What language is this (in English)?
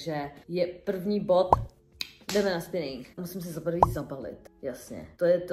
Czech